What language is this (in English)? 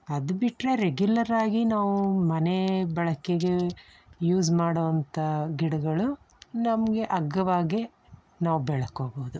Kannada